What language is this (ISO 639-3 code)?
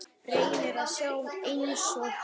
isl